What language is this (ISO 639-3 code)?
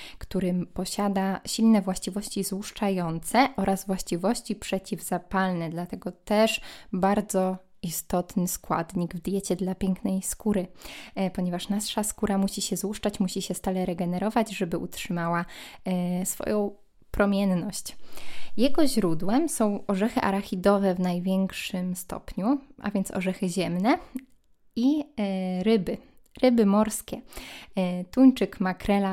pol